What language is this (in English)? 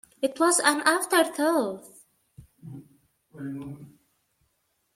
English